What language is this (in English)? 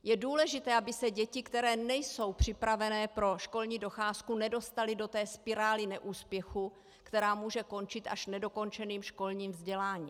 Czech